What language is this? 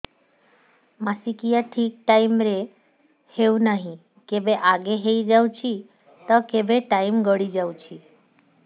Odia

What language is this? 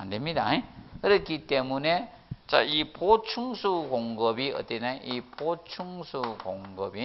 Korean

